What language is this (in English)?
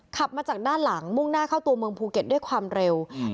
Thai